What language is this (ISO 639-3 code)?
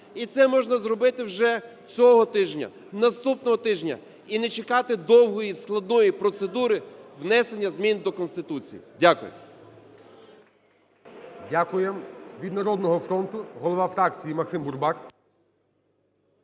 ukr